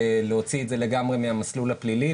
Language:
Hebrew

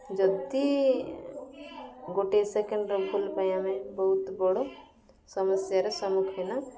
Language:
Odia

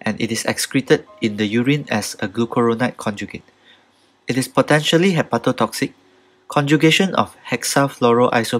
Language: English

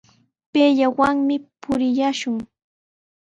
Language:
Sihuas Ancash Quechua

